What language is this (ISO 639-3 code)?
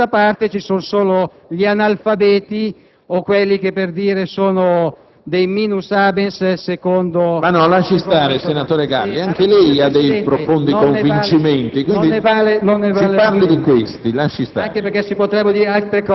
ita